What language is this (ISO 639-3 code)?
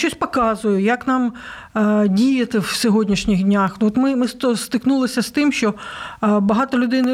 ukr